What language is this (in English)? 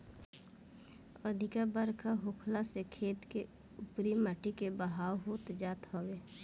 Bhojpuri